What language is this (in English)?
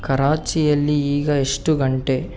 Kannada